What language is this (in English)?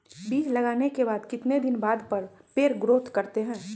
Magahi